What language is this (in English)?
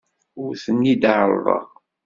Kabyle